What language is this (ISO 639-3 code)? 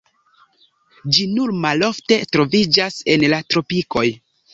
epo